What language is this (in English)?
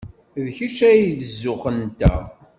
Kabyle